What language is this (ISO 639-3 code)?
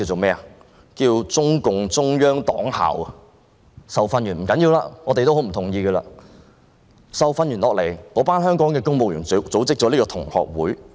yue